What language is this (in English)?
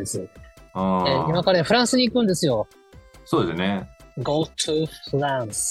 Japanese